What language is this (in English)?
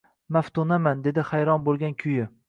Uzbek